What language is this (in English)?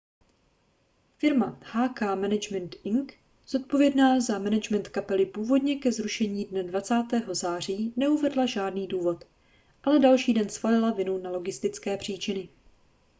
Czech